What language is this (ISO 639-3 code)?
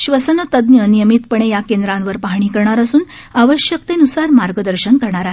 mar